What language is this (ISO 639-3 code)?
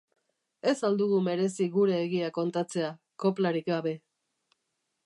eus